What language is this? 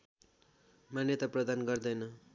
Nepali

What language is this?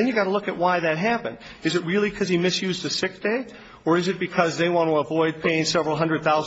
English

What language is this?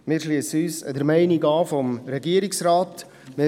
Swiss German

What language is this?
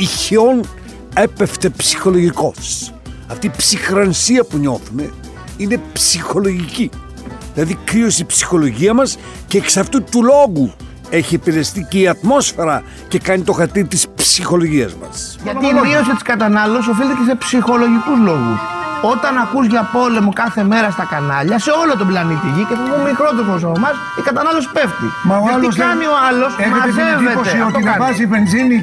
Greek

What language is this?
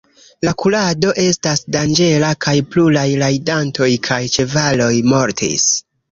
Esperanto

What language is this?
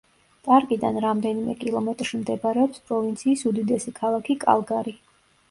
Georgian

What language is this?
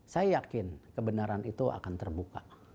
Indonesian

